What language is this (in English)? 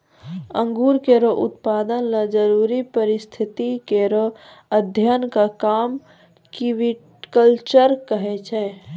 Maithili